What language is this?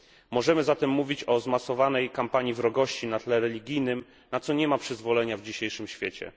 Polish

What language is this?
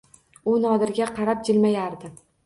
Uzbek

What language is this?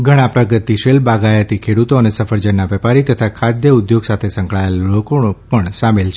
Gujarati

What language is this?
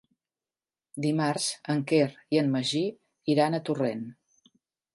Catalan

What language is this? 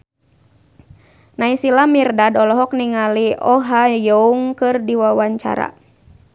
Sundanese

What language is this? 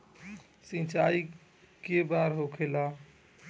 Bhojpuri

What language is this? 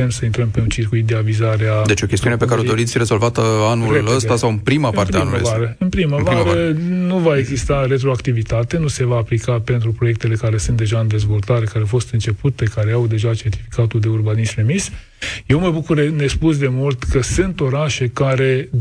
Romanian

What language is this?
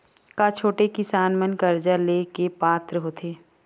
Chhattisgarhi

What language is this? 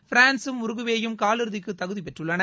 Tamil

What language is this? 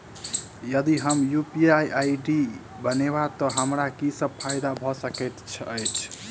Maithili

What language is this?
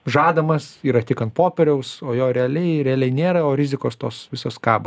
Lithuanian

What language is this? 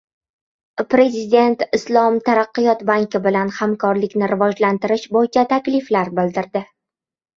Uzbek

